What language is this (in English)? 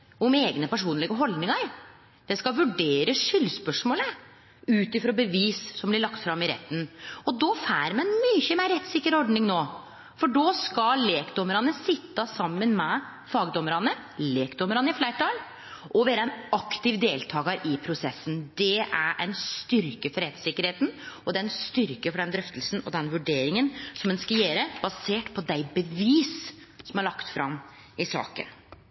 Norwegian Nynorsk